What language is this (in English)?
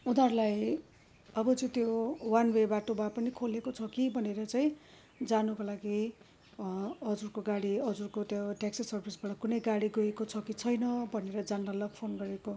Nepali